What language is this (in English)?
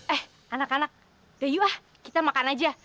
Indonesian